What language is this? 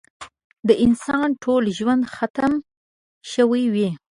Pashto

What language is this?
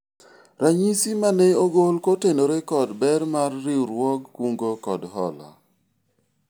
Luo (Kenya and Tanzania)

